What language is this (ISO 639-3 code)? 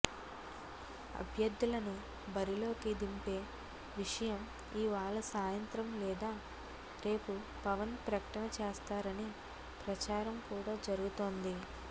tel